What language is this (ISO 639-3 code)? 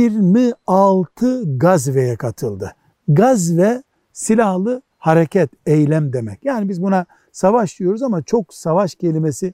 tur